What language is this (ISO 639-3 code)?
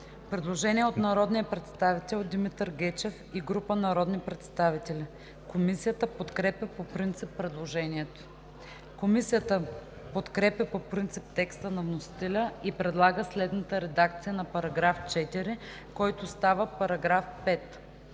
bul